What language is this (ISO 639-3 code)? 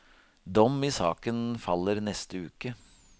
nor